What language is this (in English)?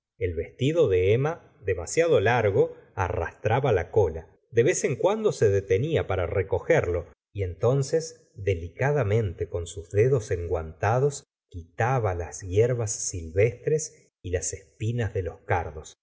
Spanish